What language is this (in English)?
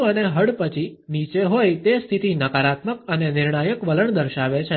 Gujarati